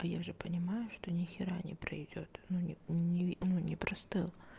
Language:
Russian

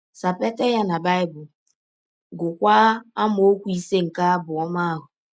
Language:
Igbo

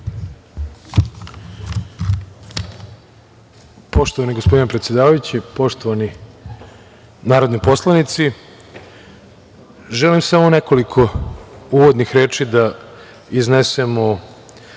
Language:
Serbian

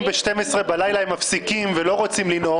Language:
Hebrew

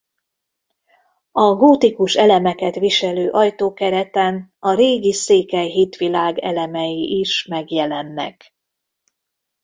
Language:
Hungarian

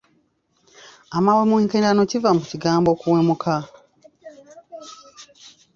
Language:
Ganda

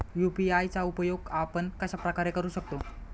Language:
Marathi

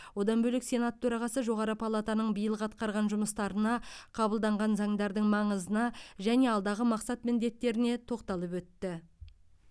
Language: Kazakh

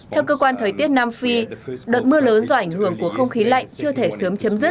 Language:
Vietnamese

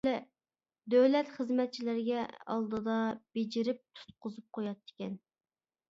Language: Uyghur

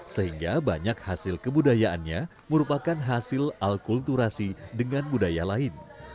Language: Indonesian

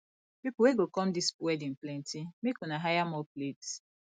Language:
Nigerian Pidgin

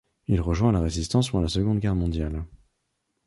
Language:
French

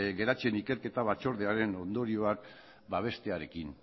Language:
Basque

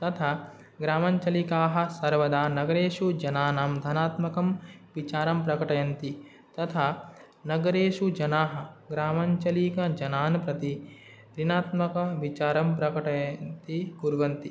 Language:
Sanskrit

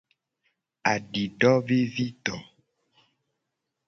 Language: Gen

